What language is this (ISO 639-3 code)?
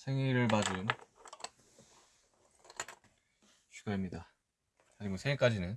kor